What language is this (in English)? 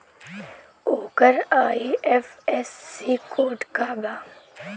Bhojpuri